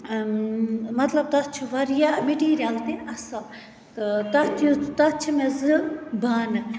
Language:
Kashmiri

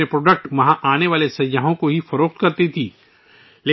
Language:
Urdu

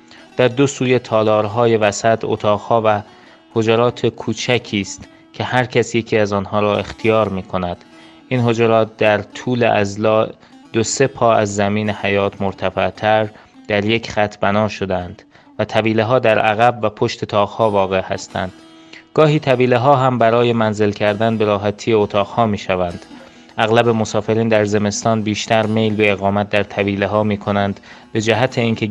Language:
Persian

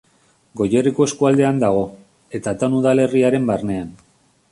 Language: Basque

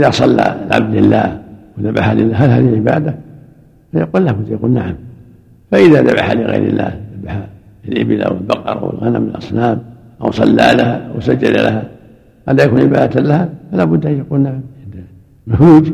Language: Arabic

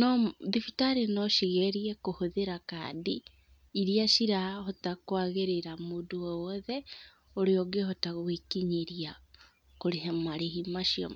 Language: Kikuyu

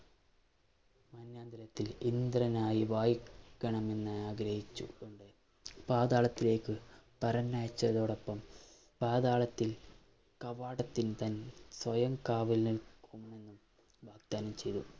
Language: Malayalam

